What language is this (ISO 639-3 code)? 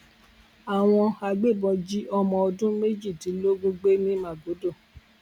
yor